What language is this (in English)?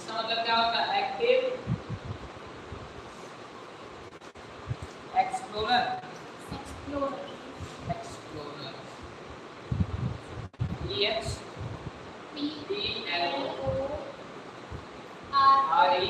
Hindi